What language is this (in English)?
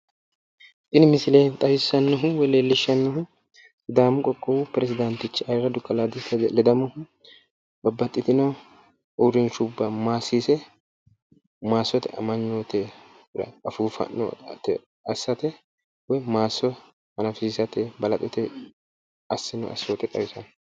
Sidamo